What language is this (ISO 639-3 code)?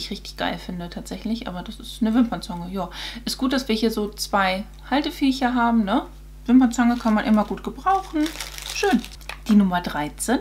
deu